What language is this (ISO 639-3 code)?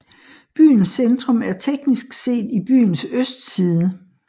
dan